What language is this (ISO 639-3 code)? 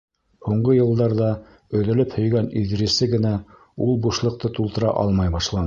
bak